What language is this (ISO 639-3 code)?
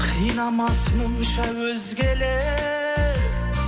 kaz